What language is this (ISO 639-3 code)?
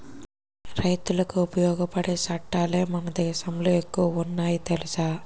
tel